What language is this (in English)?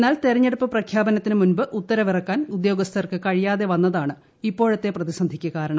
Malayalam